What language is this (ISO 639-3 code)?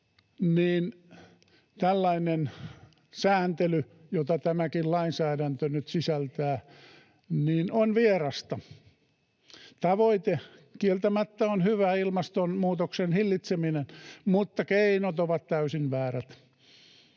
fin